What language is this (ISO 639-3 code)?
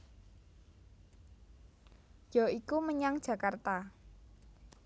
jav